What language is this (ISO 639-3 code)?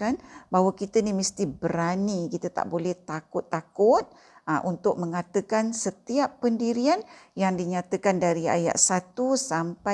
msa